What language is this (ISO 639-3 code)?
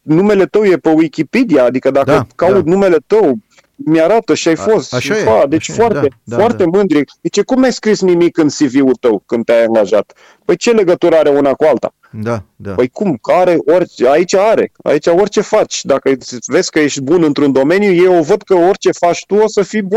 ron